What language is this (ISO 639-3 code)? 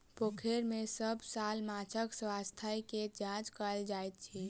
mai